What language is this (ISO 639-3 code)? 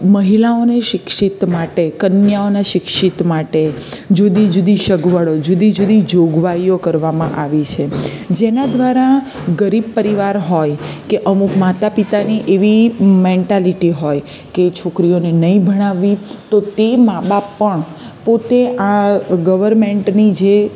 guj